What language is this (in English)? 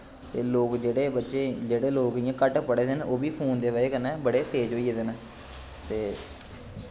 Dogri